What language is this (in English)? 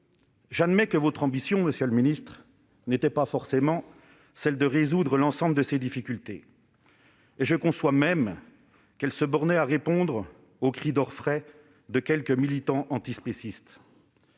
French